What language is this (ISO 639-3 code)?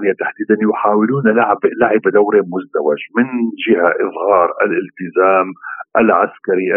ara